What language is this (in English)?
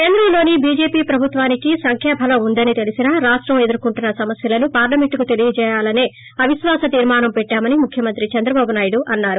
Telugu